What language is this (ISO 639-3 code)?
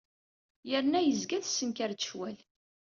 kab